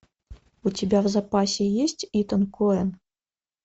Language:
Russian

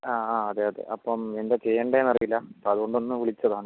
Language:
Malayalam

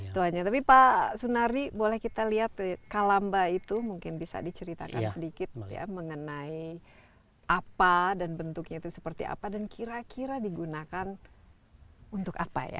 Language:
Indonesian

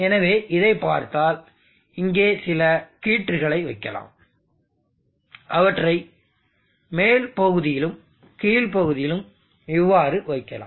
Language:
Tamil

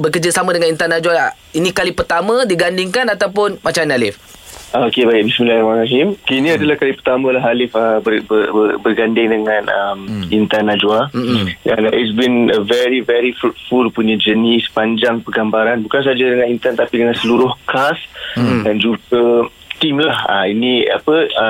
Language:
Malay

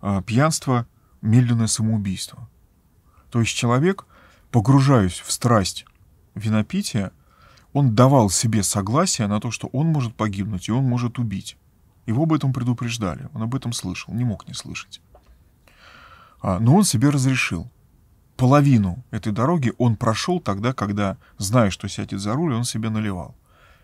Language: Russian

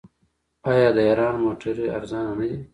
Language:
Pashto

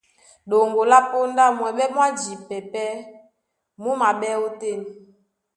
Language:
Duala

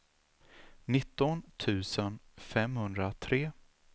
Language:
Swedish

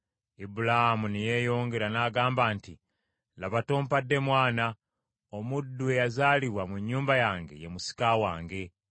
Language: Ganda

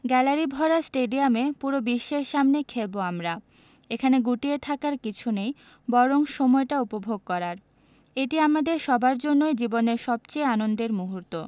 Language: Bangla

